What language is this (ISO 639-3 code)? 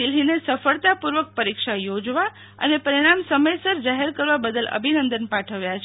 guj